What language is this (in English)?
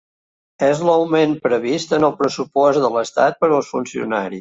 Catalan